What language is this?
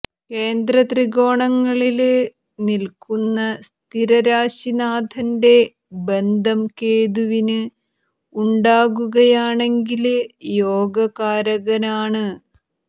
Malayalam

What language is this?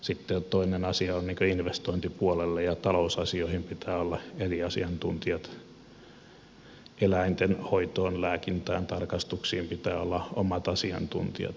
Finnish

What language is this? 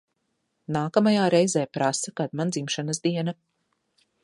Latvian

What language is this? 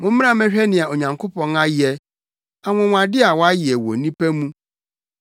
Akan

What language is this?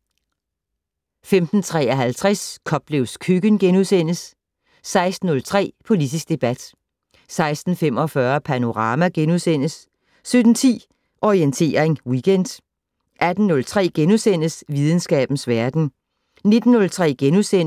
Danish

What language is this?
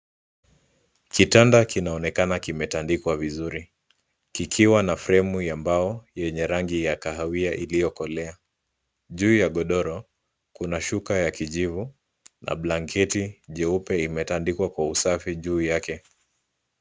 Swahili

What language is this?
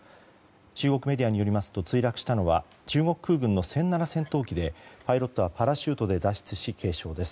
Japanese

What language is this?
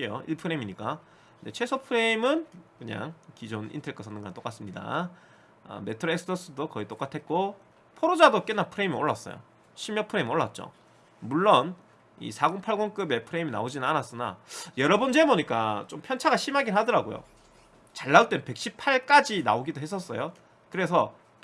Korean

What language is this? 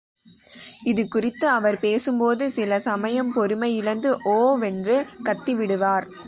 Tamil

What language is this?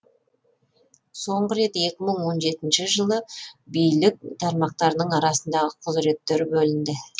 Kazakh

